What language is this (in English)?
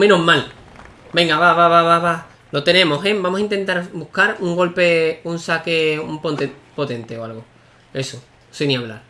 Spanish